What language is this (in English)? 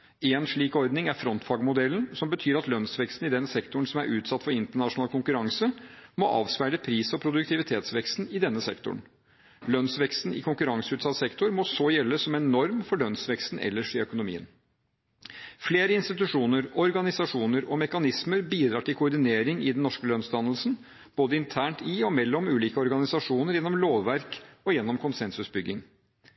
Norwegian Bokmål